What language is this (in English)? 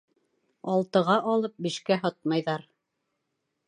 Bashkir